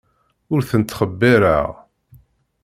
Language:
Kabyle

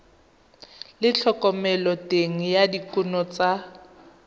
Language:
Tswana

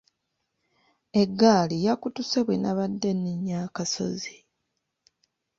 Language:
Ganda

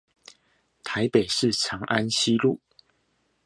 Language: Chinese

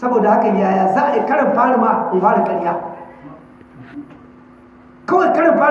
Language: Hausa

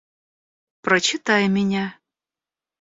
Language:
Russian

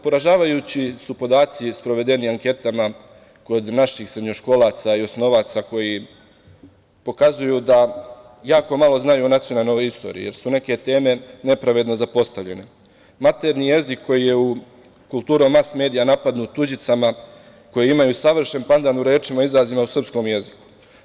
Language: Serbian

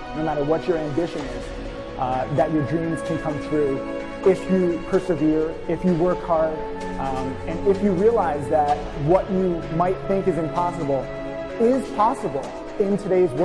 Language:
English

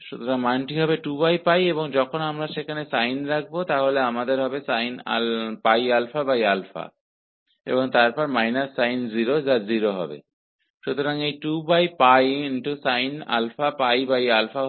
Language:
Hindi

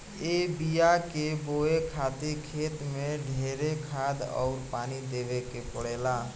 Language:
Bhojpuri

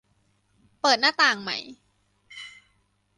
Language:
Thai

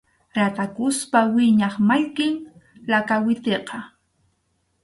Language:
Arequipa-La Unión Quechua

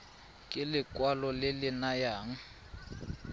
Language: Tswana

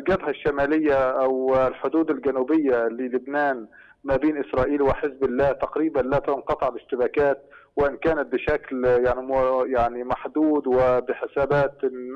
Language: Arabic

